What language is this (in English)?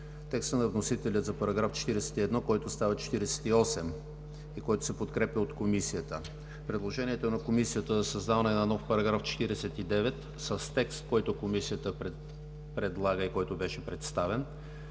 Bulgarian